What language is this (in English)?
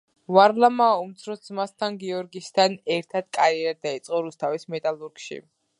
Georgian